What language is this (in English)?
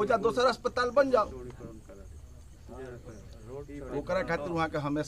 Hindi